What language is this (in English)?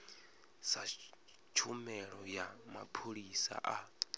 Venda